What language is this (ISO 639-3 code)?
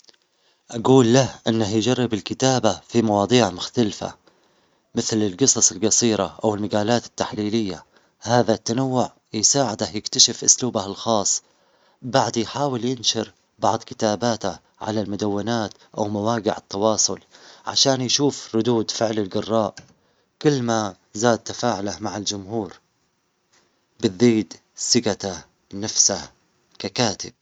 acx